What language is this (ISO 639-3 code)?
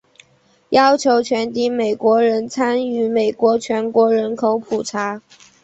zho